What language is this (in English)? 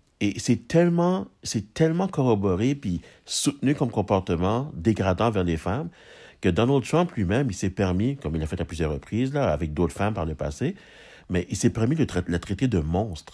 French